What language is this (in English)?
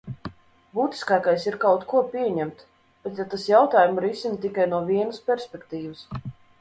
Latvian